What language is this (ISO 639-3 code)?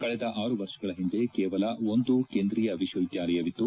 kan